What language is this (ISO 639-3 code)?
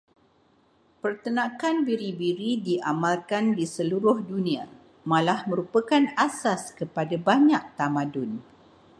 msa